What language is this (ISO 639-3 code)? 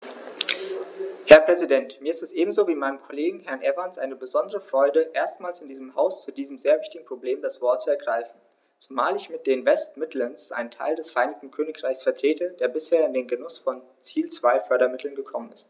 deu